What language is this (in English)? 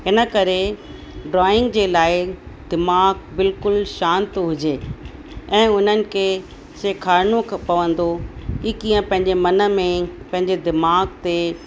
Sindhi